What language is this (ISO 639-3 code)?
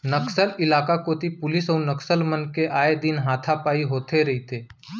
hne